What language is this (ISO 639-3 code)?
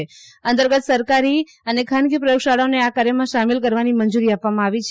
guj